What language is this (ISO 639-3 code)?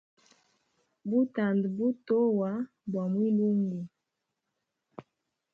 hem